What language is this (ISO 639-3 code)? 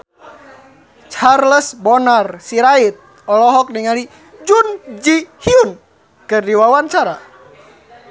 sun